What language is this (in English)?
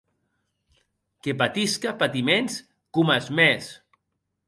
Occitan